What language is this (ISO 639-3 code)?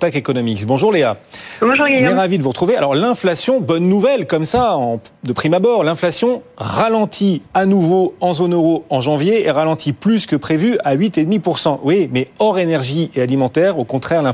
fra